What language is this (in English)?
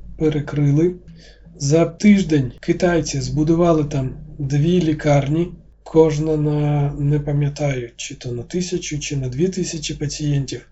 Ukrainian